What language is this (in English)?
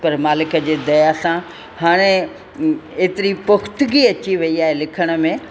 Sindhi